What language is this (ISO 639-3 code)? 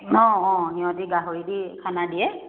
asm